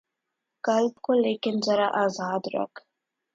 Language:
Urdu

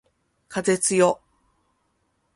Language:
Japanese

